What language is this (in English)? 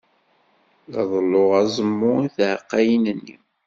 Kabyle